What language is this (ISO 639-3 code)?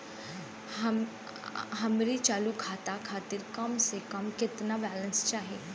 bho